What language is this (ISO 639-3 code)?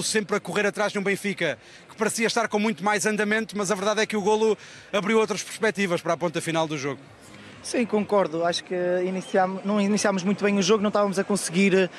por